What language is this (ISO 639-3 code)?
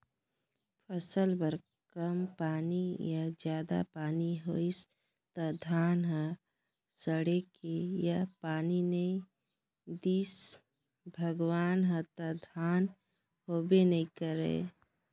hne